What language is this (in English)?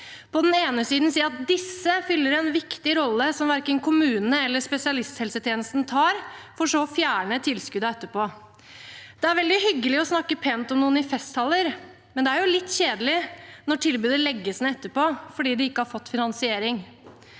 Norwegian